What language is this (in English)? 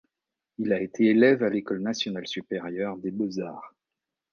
French